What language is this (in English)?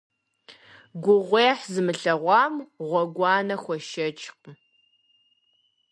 Kabardian